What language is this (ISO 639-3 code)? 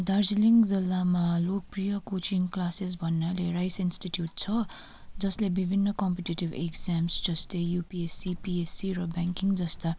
nep